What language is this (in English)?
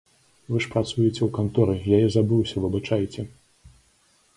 Belarusian